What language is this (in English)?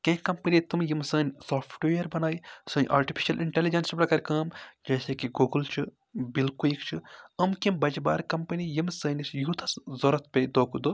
Kashmiri